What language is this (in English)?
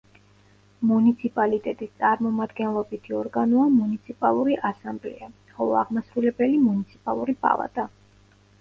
Georgian